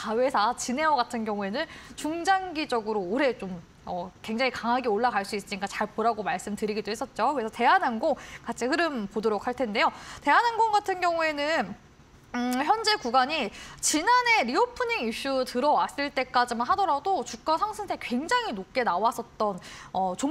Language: Korean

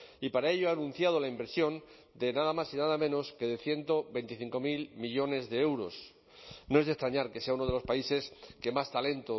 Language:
Spanish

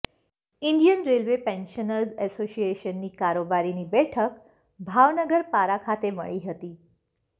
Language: Gujarati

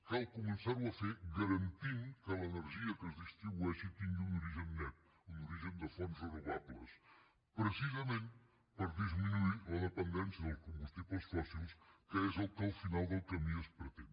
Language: Catalan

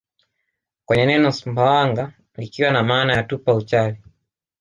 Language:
Swahili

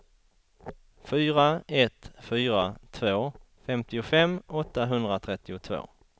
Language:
Swedish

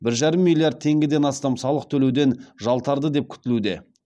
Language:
Kazakh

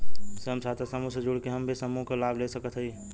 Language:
Bhojpuri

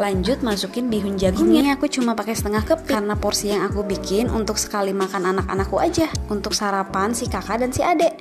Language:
Indonesian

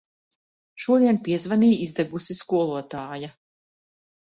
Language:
Latvian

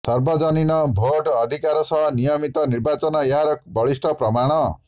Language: Odia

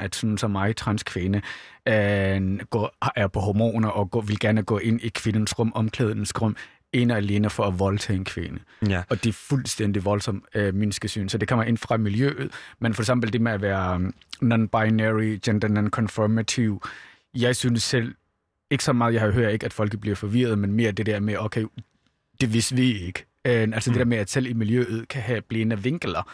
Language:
Danish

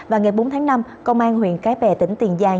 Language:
Vietnamese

